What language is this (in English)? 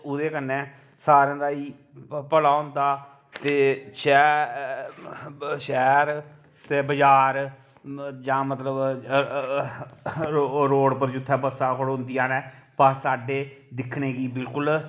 Dogri